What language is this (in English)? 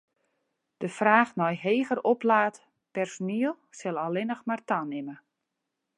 Western Frisian